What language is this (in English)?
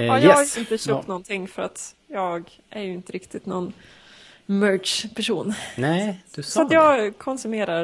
Swedish